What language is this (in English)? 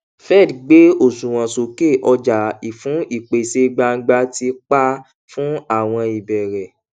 Yoruba